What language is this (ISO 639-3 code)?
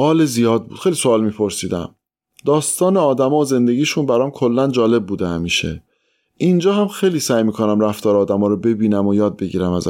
fas